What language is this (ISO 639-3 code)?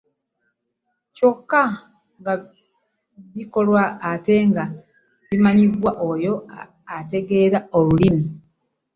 lug